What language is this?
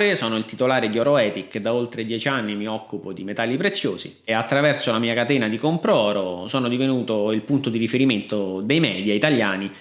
Italian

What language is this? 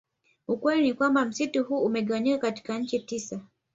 Swahili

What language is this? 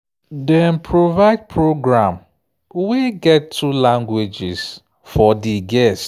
Nigerian Pidgin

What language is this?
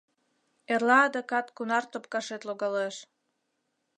Mari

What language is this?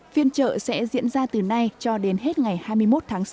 Vietnamese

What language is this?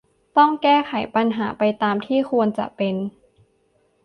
Thai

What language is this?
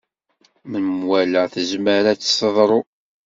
Kabyle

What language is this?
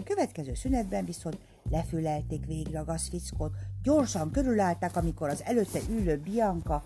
Hungarian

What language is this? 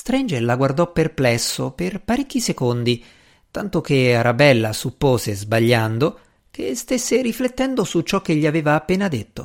Italian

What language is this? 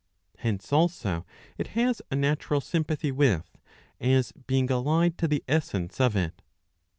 English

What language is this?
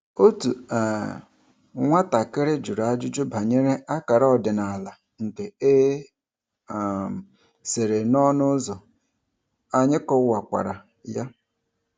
Igbo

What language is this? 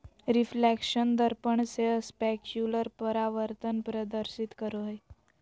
Magahi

